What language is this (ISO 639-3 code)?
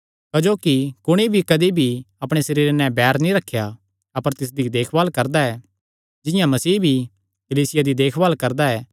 xnr